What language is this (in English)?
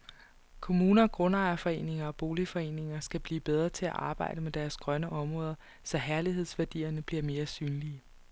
Danish